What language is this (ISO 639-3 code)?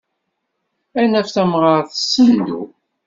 kab